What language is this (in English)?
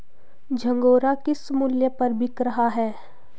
Hindi